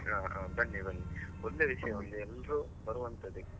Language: Kannada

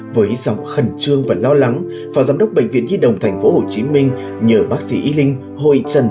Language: Vietnamese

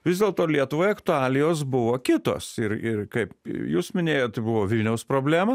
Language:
Lithuanian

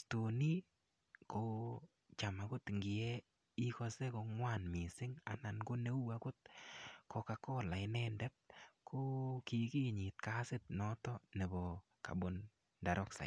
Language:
Kalenjin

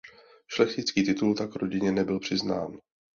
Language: Czech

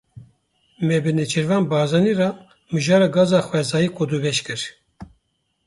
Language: Kurdish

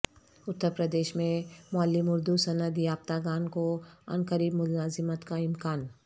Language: Urdu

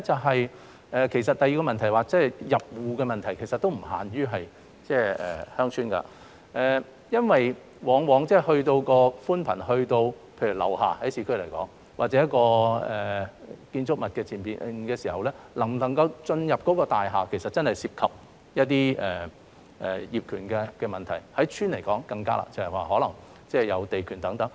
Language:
Cantonese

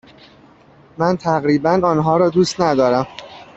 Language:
Persian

